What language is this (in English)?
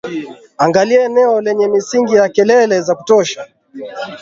Swahili